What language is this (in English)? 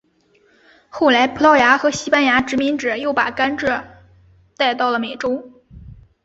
Chinese